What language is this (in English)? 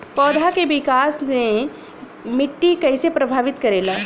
Bhojpuri